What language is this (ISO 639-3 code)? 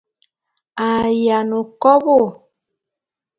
bum